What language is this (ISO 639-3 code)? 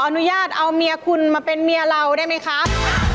tha